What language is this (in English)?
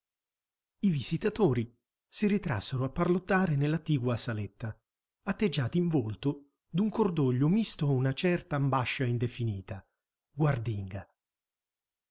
Italian